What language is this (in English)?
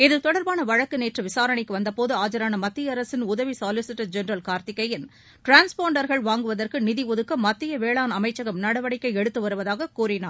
Tamil